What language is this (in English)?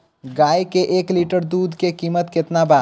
Bhojpuri